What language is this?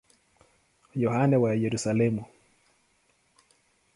Swahili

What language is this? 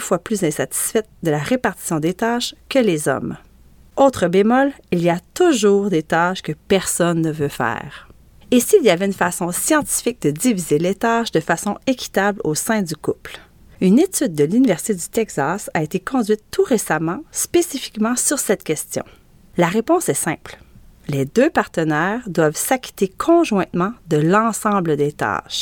French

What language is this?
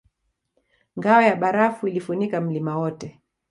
Swahili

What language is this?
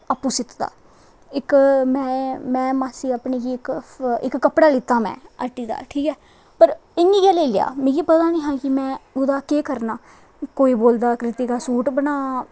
Dogri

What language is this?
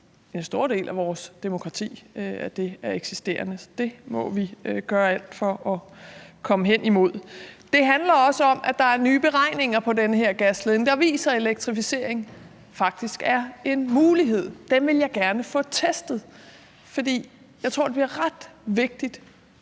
Danish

